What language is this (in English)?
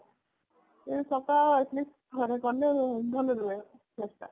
Odia